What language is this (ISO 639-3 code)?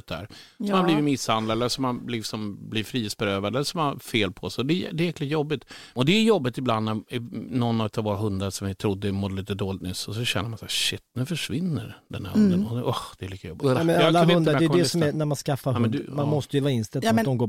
swe